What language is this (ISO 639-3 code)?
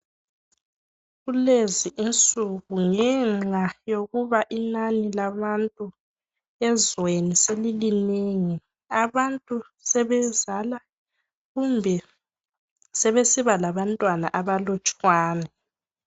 nde